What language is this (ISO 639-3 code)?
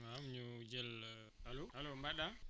wol